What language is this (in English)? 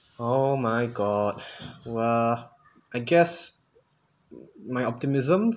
English